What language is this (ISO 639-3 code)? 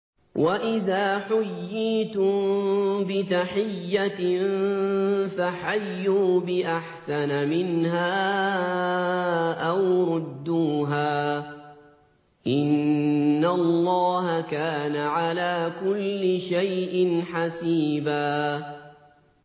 ara